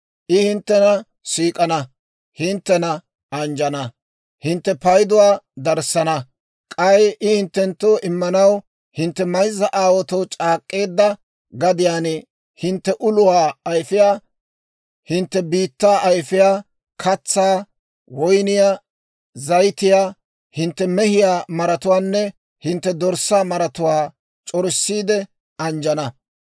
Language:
Dawro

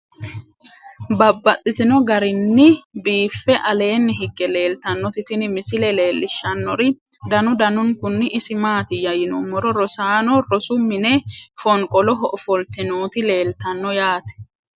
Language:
Sidamo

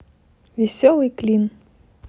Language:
Russian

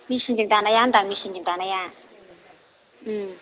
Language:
Bodo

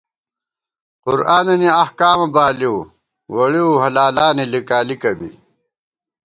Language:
Gawar-Bati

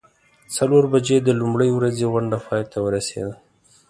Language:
Pashto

